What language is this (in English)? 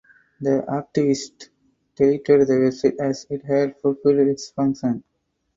English